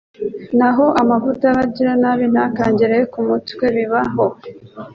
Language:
Kinyarwanda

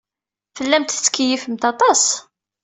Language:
Kabyle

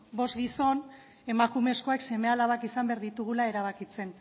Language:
Basque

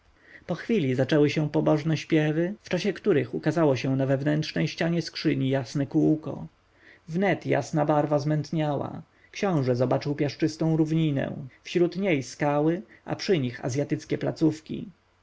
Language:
Polish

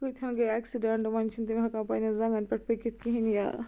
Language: Kashmiri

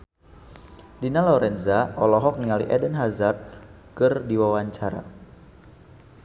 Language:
Sundanese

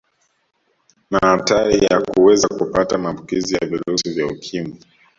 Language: Swahili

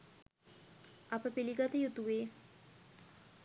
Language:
Sinhala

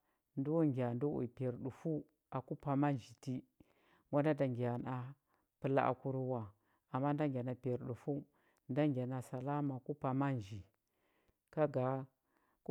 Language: Huba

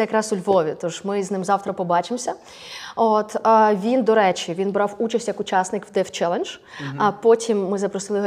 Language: Ukrainian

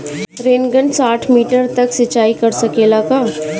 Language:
Bhojpuri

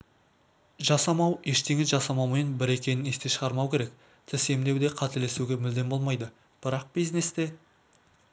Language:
Kazakh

